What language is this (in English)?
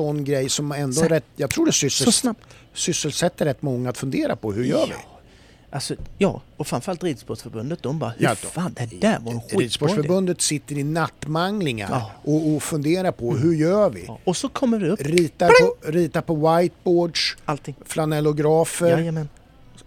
Swedish